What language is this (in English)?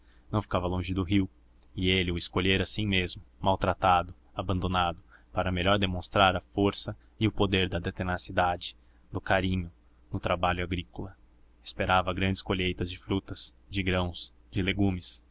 Portuguese